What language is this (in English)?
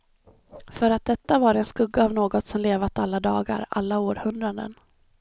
Swedish